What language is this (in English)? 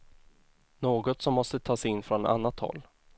Swedish